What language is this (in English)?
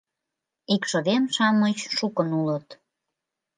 Mari